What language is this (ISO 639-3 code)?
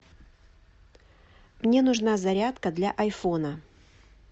rus